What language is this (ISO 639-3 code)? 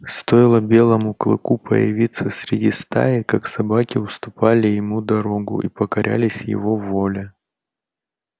rus